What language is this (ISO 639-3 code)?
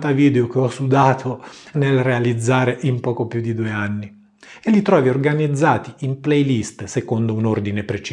ita